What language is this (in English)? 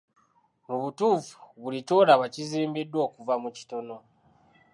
Ganda